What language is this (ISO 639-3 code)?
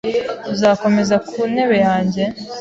kin